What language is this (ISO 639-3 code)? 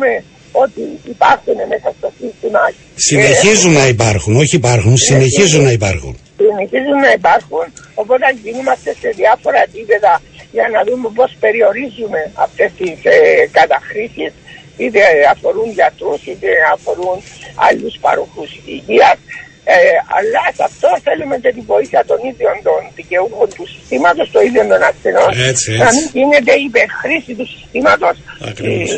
ell